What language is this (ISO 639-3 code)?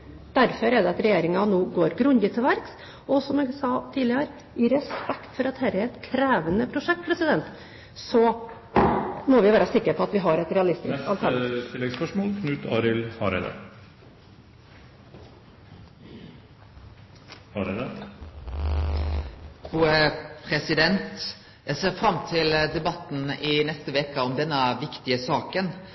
nor